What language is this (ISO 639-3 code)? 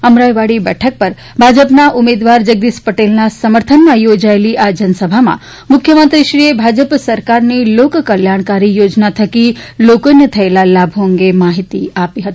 guj